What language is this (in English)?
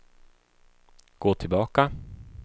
Swedish